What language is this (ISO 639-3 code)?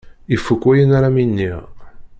kab